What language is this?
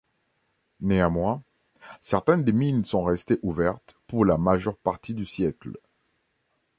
French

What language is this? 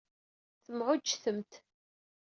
Kabyle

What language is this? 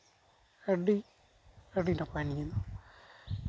Santali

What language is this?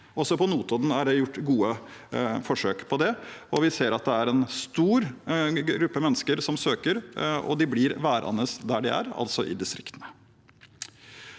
Norwegian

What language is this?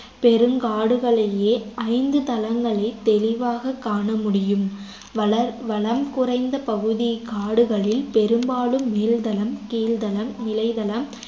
Tamil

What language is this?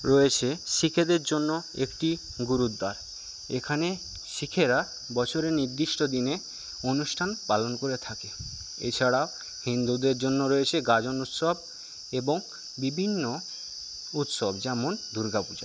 Bangla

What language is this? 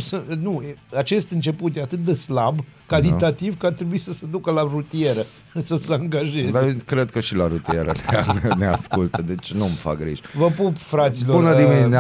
Romanian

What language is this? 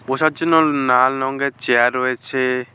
Bangla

